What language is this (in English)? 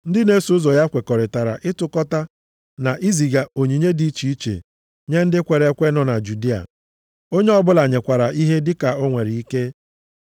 Igbo